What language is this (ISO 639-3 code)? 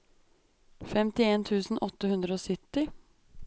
nor